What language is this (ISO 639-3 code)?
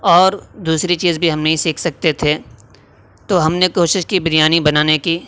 urd